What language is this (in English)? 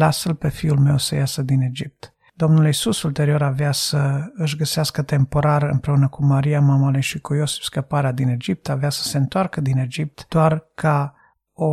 Romanian